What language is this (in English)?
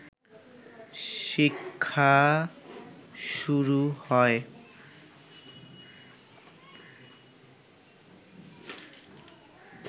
Bangla